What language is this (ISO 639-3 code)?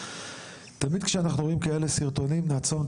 heb